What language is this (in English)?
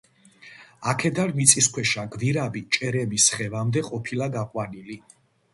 Georgian